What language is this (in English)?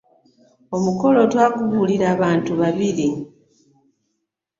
Ganda